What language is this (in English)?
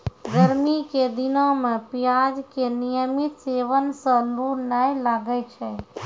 Maithili